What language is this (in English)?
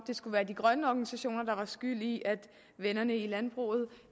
Danish